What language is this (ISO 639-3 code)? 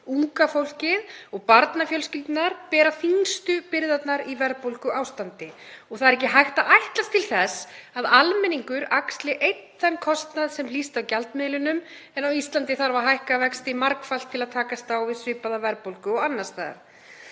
isl